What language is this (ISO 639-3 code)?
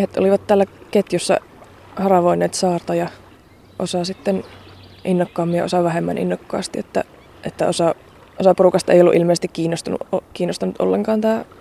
fin